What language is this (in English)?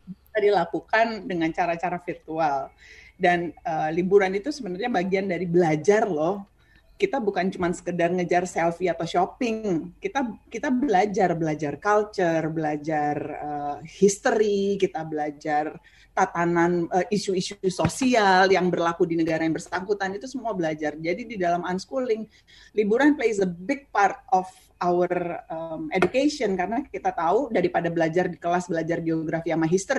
Indonesian